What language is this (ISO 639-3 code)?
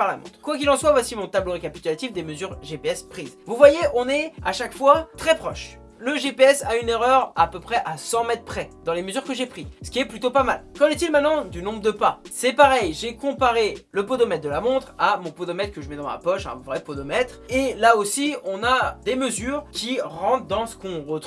fra